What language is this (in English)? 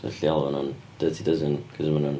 Welsh